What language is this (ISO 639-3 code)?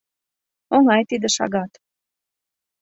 chm